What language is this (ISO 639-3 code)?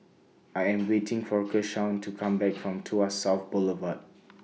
eng